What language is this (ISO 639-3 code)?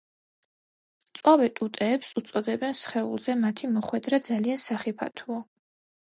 kat